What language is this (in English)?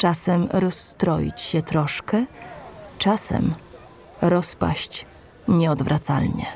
Polish